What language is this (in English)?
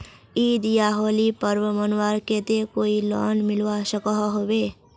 Magahi